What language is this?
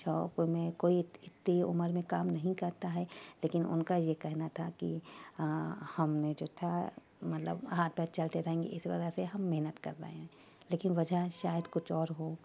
Urdu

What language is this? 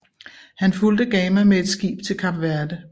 Danish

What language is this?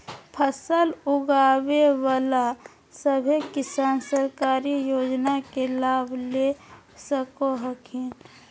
Magahi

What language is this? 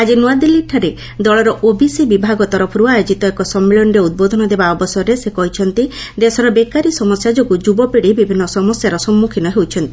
Odia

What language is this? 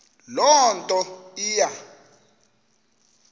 Xhosa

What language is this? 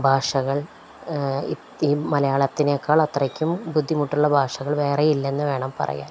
Malayalam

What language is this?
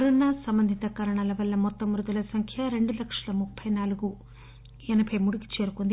Telugu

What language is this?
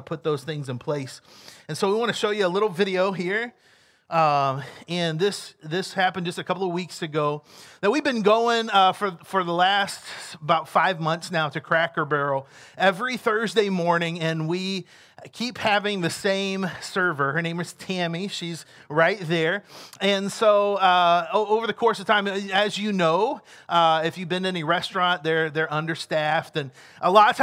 English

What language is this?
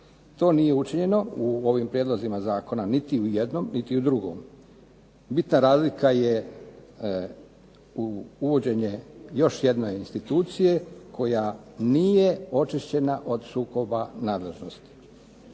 Croatian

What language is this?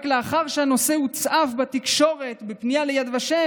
Hebrew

